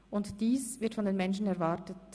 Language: Swiss German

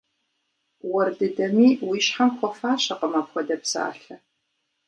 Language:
Kabardian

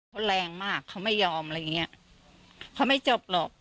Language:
Thai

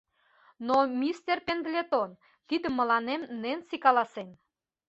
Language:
Mari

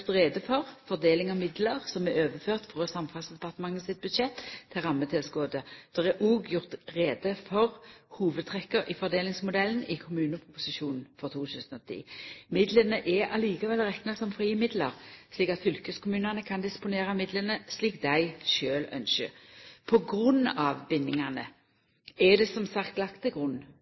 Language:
Norwegian Nynorsk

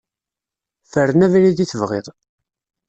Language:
Kabyle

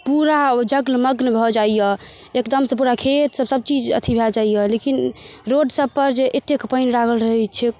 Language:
Maithili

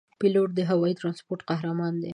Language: Pashto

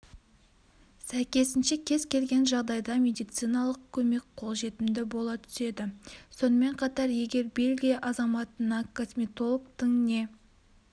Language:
Kazakh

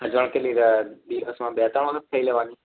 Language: Gujarati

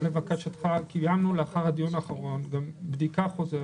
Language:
Hebrew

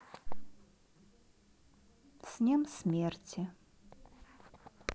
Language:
Russian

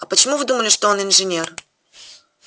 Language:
Russian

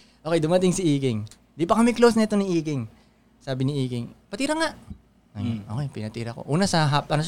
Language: Filipino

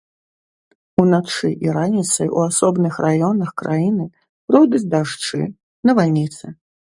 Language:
Belarusian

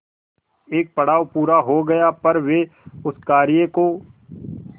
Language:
Hindi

